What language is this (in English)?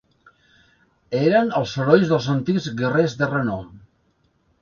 Catalan